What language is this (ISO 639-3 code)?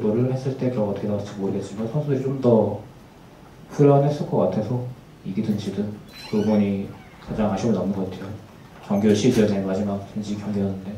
kor